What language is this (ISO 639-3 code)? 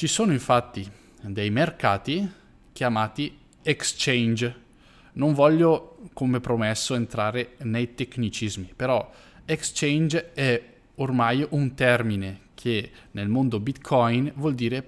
ita